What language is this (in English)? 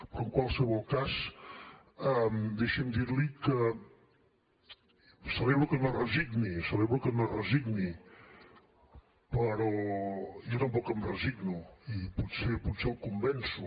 Catalan